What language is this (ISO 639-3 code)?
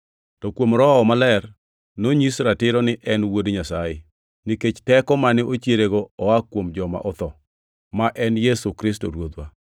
luo